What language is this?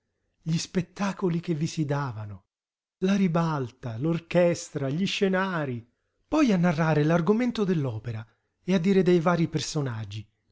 Italian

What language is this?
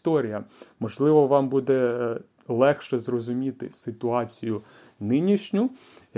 Ukrainian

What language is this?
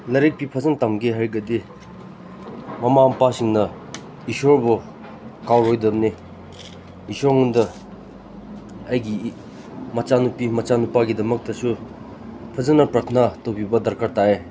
Manipuri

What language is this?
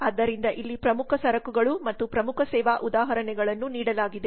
Kannada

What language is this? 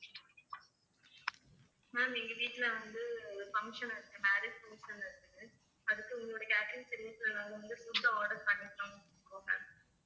Tamil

